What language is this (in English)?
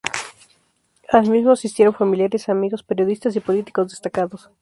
Spanish